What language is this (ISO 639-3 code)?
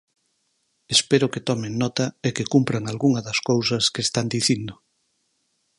glg